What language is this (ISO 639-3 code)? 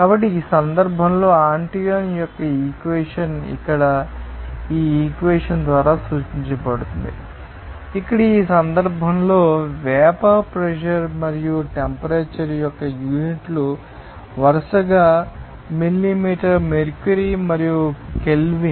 tel